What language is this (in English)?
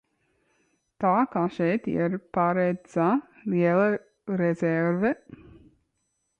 Latvian